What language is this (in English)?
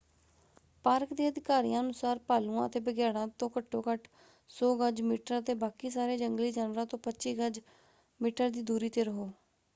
Punjabi